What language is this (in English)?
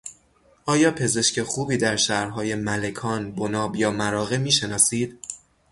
Persian